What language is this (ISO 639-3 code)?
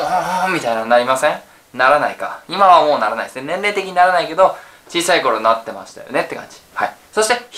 jpn